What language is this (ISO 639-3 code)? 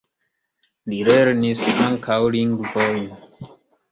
epo